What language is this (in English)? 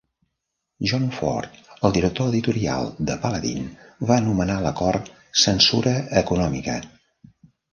Catalan